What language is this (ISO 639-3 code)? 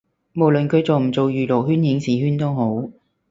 yue